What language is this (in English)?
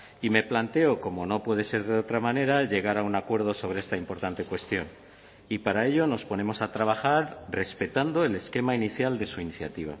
Spanish